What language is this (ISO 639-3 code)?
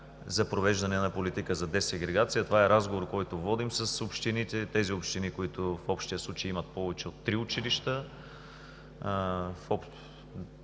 bul